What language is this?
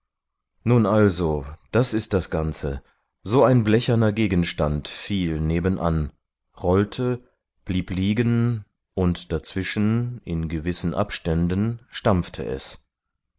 German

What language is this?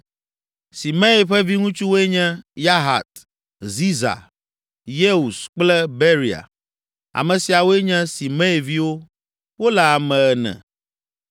Ewe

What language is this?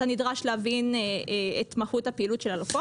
Hebrew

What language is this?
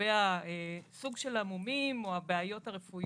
Hebrew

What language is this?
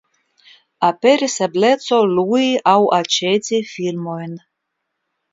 Esperanto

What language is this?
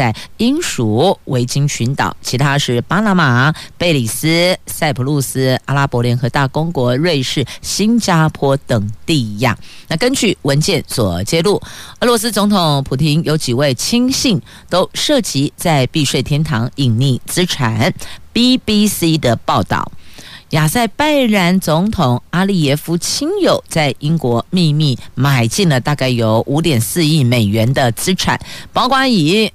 Chinese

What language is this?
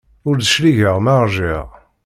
Kabyle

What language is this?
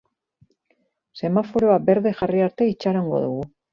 Basque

